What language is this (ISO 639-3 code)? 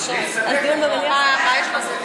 heb